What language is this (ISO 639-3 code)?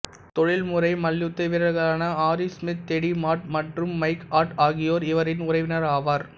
tam